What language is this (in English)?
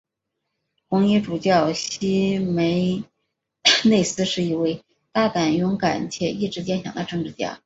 Chinese